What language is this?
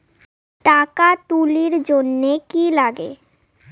Bangla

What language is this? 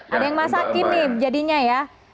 Indonesian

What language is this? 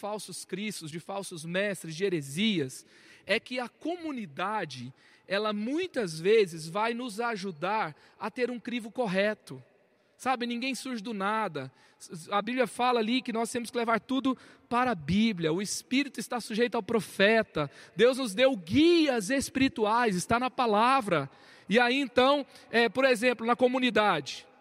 Portuguese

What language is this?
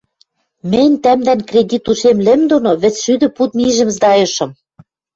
Western Mari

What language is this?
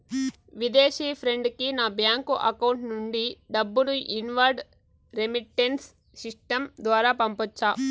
Telugu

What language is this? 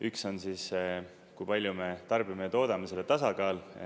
Estonian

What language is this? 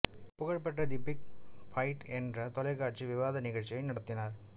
Tamil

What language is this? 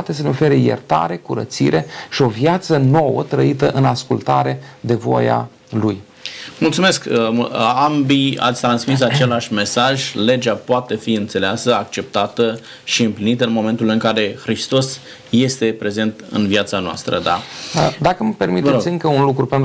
Romanian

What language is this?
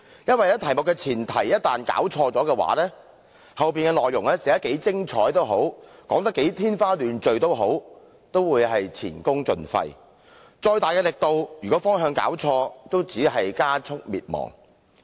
Cantonese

